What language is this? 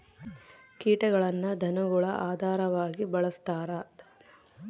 Kannada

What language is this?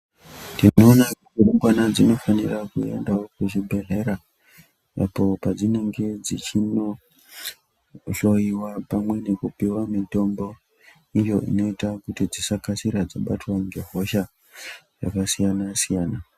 Ndau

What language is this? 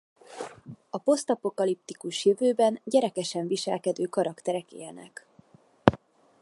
Hungarian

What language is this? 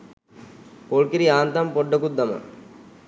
Sinhala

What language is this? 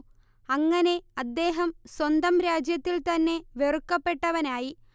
Malayalam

